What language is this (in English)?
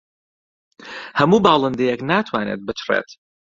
Central Kurdish